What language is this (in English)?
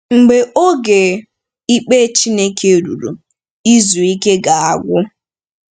Igbo